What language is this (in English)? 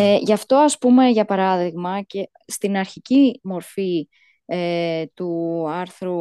Greek